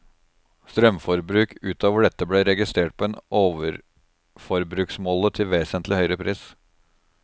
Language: Norwegian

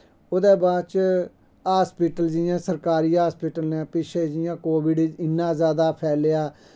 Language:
Dogri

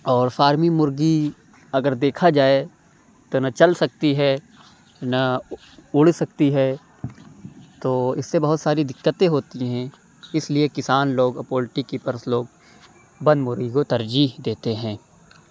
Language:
Urdu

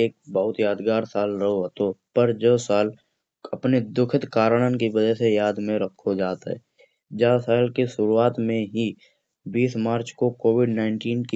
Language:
Kanauji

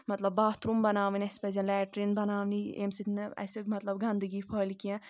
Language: Kashmiri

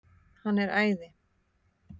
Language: Icelandic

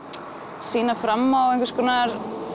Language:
Icelandic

